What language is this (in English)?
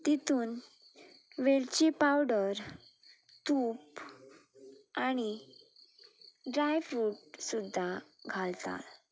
Konkani